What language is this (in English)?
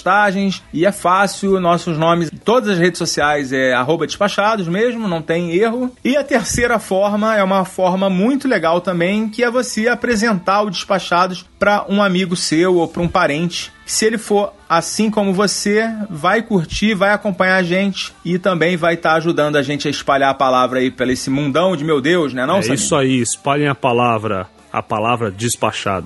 Portuguese